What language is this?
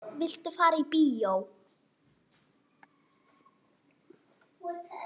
Icelandic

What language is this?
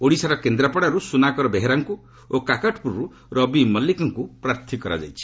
Odia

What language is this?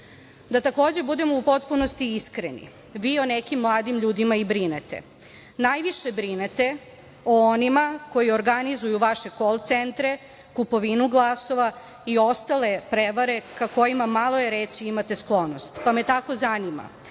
Serbian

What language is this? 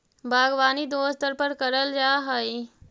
Magahi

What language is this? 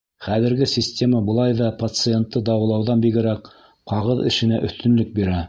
Bashkir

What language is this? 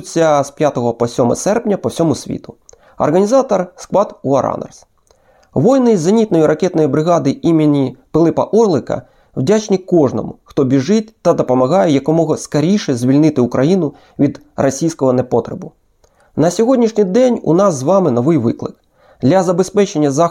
Ukrainian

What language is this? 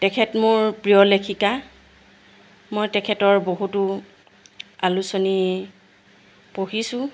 Assamese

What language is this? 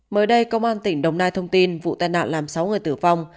Vietnamese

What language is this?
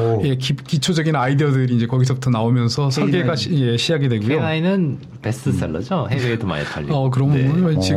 Korean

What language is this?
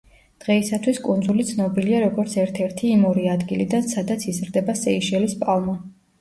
Georgian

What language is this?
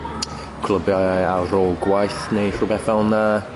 Welsh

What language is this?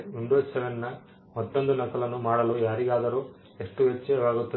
Kannada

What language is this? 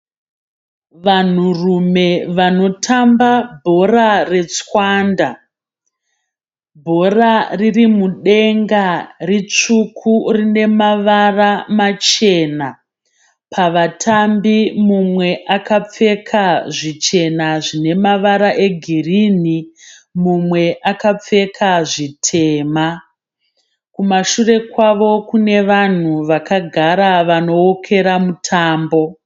Shona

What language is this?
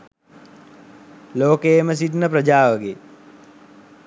Sinhala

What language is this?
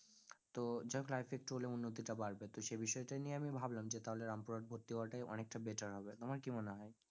Bangla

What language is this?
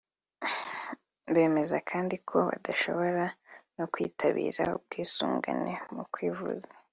Kinyarwanda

